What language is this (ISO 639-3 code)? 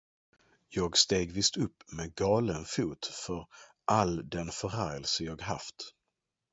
swe